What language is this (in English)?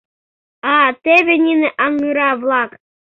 Mari